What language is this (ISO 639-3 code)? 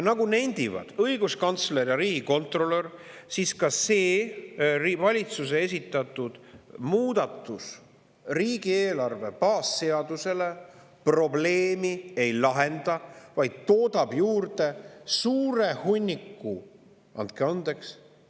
est